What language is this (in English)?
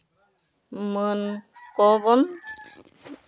Santali